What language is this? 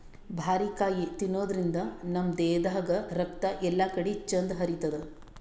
Kannada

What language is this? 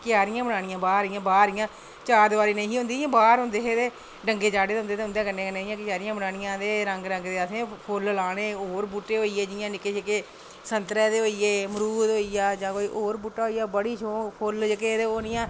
Dogri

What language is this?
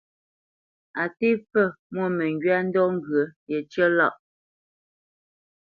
Bamenyam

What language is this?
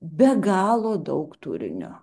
Lithuanian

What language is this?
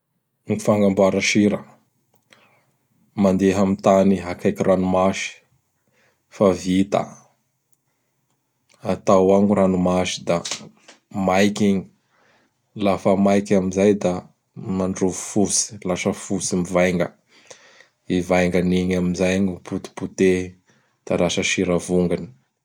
Bara Malagasy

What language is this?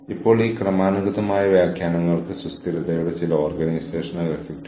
Malayalam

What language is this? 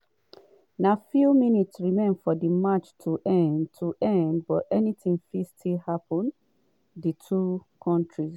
Nigerian Pidgin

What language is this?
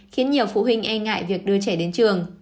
Vietnamese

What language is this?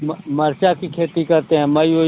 Hindi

